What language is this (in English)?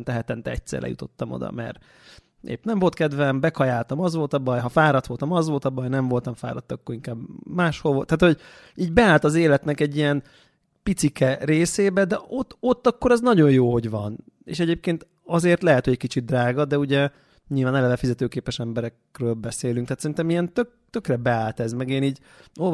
Hungarian